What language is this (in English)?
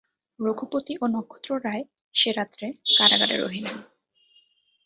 Bangla